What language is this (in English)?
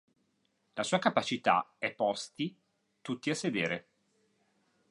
Italian